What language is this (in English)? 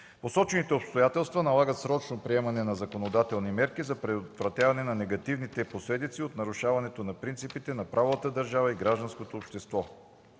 Bulgarian